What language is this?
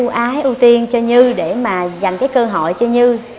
Vietnamese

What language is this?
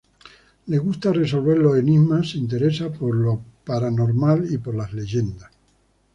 Spanish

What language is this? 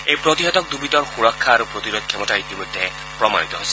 Assamese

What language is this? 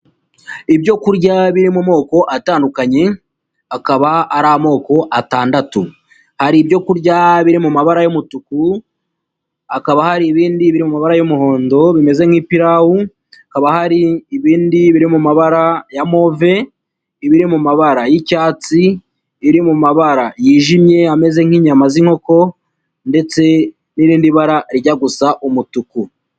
Kinyarwanda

